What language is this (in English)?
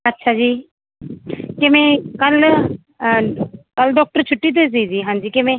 Punjabi